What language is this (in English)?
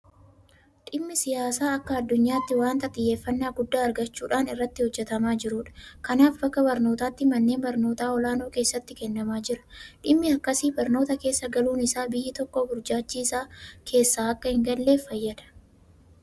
Oromo